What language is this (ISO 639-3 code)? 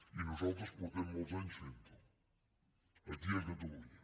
cat